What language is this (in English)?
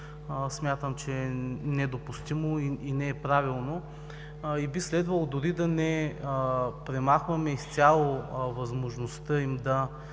Bulgarian